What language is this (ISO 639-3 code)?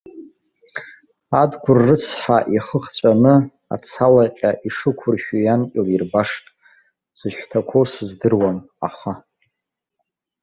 abk